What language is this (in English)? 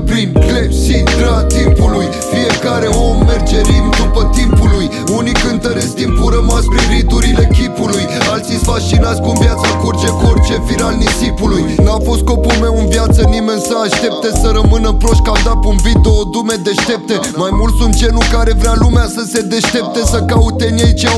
Romanian